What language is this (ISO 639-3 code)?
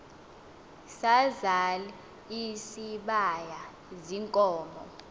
xho